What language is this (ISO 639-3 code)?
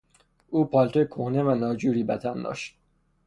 fas